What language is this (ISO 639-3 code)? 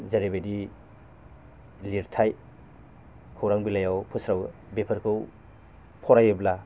brx